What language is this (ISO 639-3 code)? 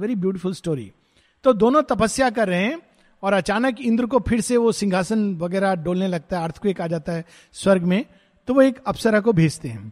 hin